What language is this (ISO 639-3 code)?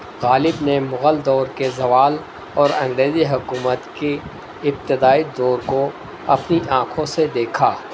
urd